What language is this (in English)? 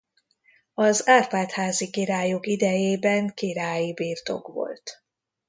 Hungarian